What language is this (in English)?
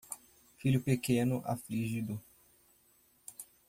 Portuguese